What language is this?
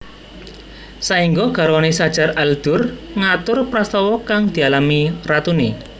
Javanese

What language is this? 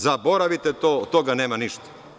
Serbian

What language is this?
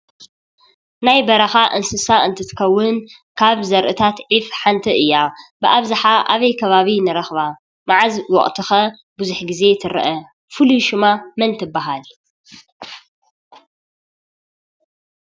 Tigrinya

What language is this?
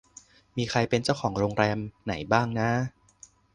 Thai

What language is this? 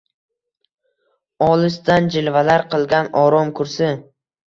Uzbek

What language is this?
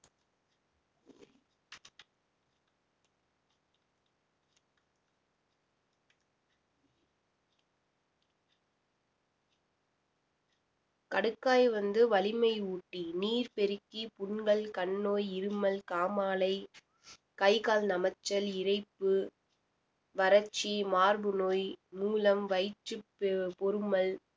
Tamil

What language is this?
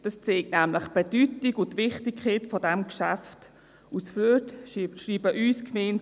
Swiss German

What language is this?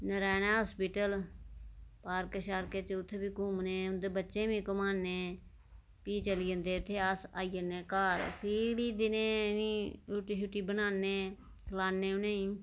Dogri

